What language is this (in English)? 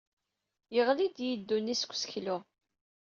Kabyle